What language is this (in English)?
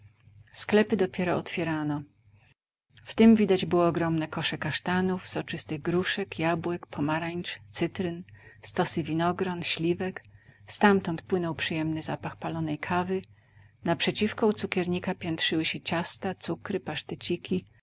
Polish